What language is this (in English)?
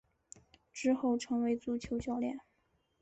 Chinese